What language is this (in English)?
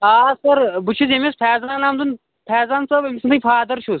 Kashmiri